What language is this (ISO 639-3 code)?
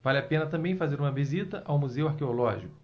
por